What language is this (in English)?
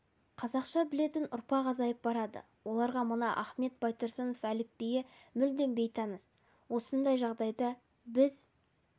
Kazakh